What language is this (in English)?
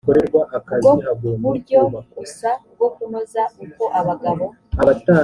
Kinyarwanda